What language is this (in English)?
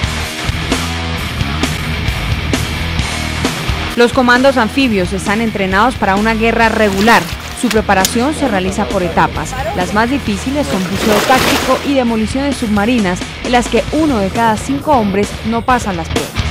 Spanish